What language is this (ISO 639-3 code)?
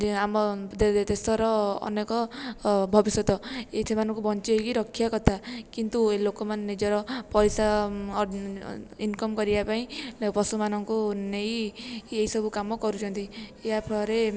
ori